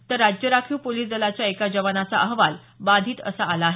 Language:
Marathi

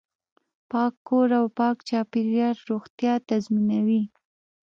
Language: Pashto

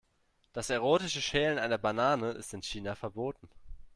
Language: German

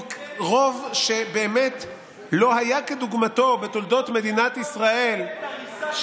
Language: Hebrew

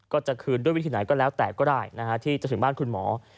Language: Thai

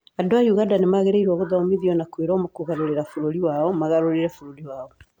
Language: Kikuyu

